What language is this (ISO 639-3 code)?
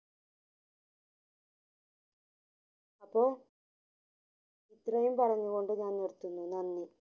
mal